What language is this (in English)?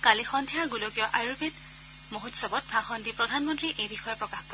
Assamese